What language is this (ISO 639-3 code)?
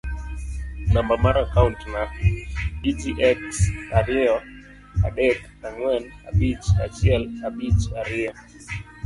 luo